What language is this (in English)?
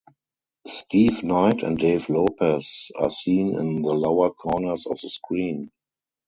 English